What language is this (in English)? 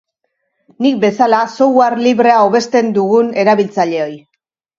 Basque